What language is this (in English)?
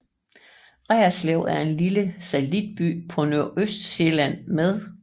Danish